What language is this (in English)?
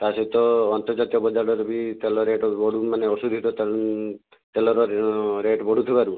Odia